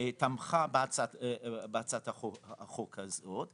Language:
Hebrew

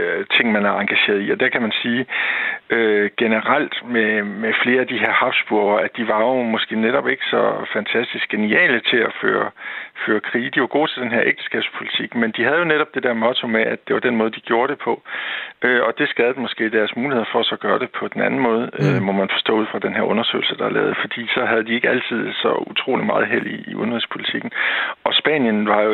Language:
Danish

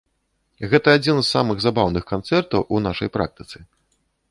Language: Belarusian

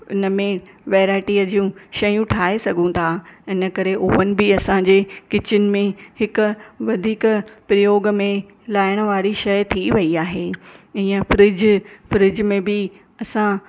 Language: Sindhi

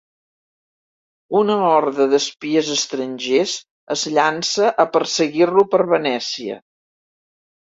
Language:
Catalan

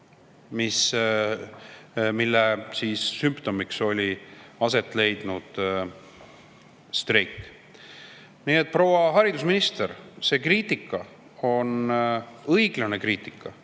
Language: Estonian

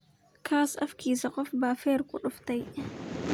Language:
Somali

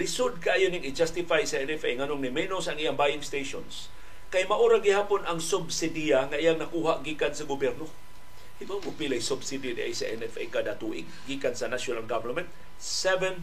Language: Filipino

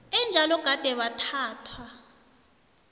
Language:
South Ndebele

